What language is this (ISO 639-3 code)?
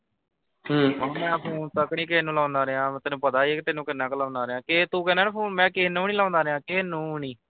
pan